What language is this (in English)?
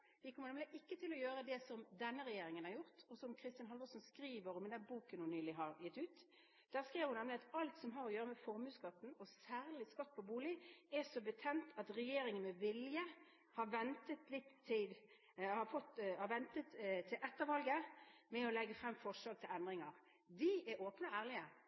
Norwegian Bokmål